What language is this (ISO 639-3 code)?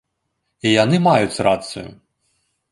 bel